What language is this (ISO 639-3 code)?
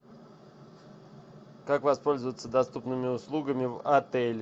rus